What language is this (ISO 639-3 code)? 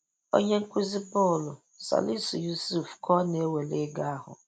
ibo